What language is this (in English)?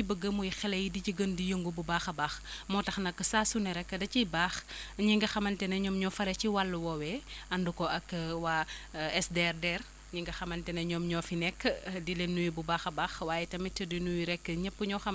Wolof